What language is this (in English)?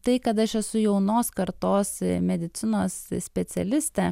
Lithuanian